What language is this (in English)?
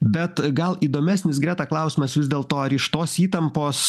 Lithuanian